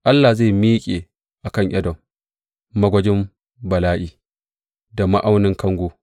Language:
Hausa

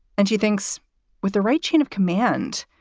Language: English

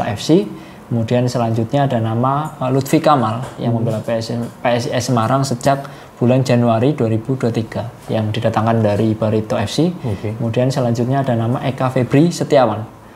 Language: Indonesian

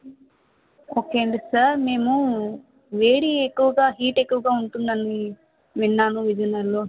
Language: Telugu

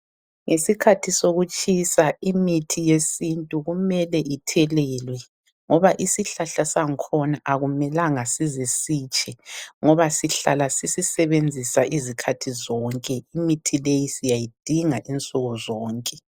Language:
North Ndebele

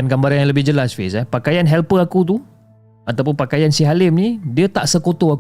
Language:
Malay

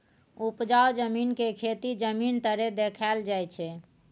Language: Maithili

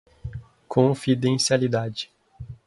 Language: Portuguese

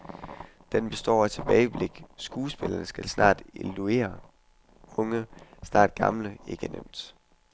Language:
Danish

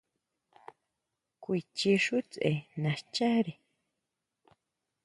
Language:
Huautla Mazatec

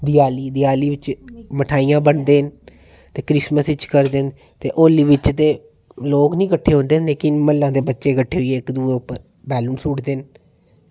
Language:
Dogri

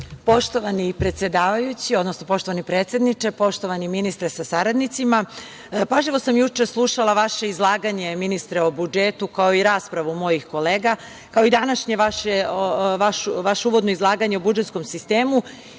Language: Serbian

